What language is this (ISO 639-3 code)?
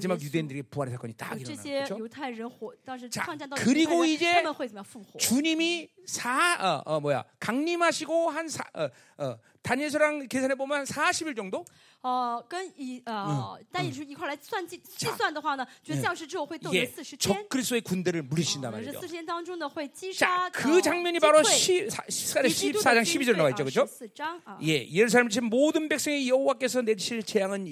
kor